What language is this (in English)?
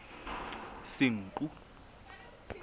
Southern Sotho